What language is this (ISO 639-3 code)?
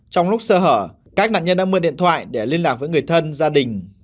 vie